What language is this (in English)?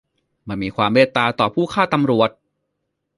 Thai